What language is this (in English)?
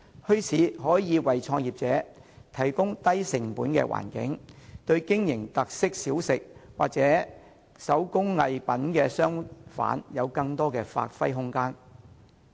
Cantonese